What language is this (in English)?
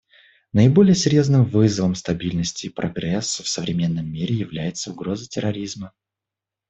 Russian